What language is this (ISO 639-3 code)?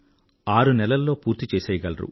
tel